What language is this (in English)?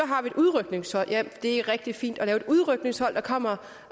Danish